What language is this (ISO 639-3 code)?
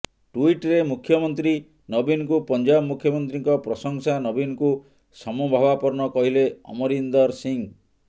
ori